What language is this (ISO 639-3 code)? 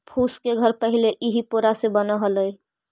mag